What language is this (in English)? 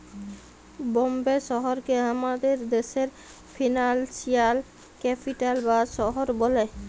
Bangla